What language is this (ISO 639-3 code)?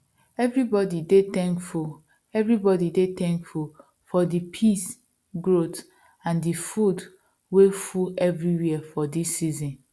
pcm